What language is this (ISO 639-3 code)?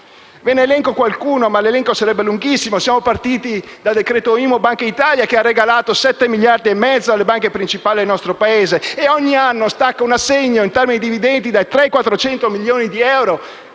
ita